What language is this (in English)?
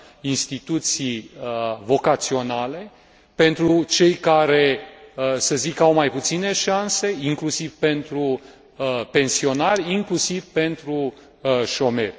Romanian